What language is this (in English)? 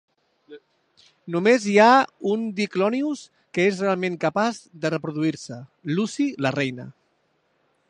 Catalan